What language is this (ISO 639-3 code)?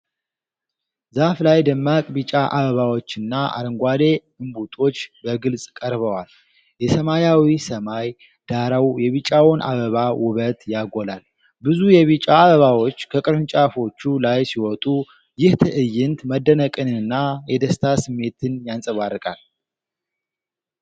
amh